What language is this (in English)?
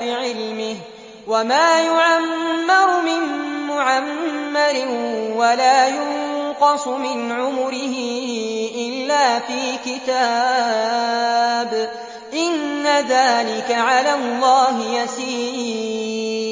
Arabic